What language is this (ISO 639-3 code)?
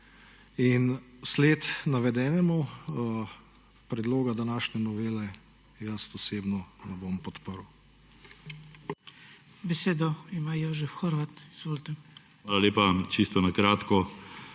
slv